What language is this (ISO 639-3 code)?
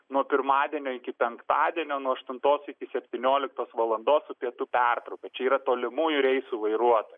lit